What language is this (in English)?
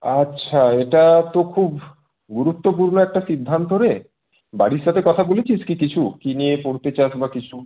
Bangla